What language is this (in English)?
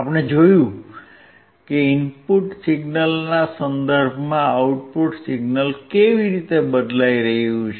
Gujarati